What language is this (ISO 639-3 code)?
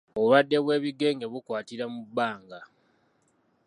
lug